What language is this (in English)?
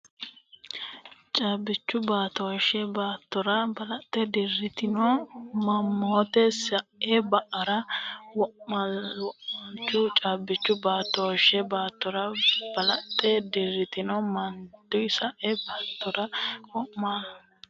Sidamo